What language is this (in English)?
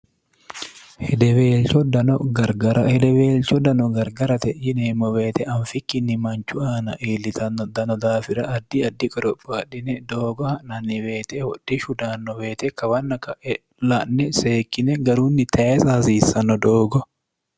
Sidamo